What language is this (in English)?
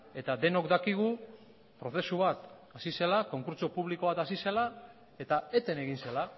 Basque